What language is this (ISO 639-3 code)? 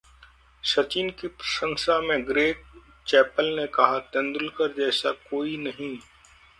hin